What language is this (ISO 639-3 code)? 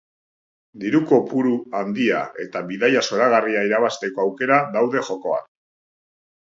eus